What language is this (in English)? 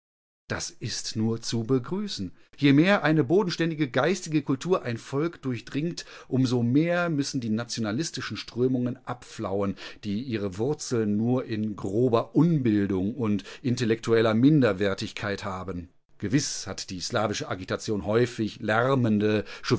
German